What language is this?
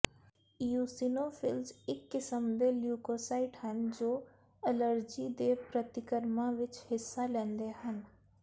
Punjabi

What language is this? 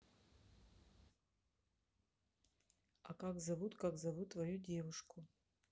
Russian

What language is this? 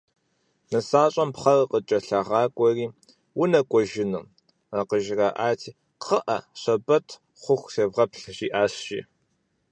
Kabardian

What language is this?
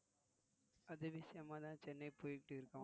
Tamil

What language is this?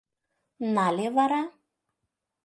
Mari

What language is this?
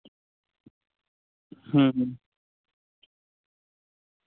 Santali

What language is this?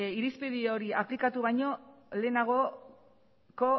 Basque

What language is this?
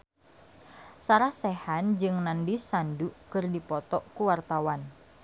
Sundanese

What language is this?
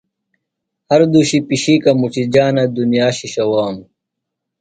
Phalura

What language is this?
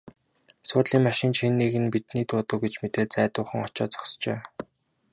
Mongolian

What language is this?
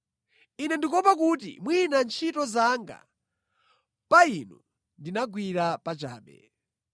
Nyanja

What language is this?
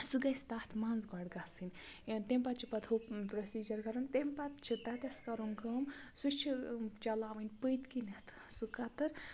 Kashmiri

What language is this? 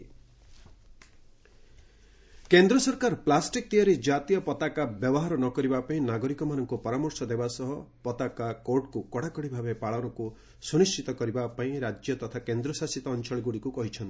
Odia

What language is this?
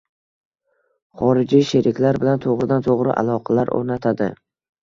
Uzbek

